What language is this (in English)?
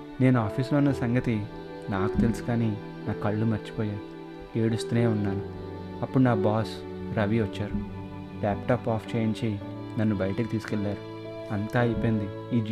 Telugu